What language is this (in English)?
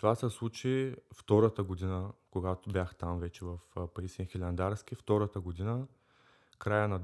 Bulgarian